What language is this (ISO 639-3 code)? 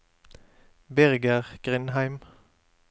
nor